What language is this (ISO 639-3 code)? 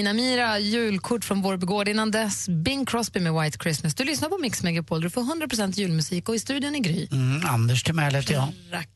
swe